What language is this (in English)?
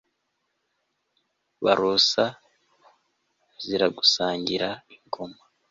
Kinyarwanda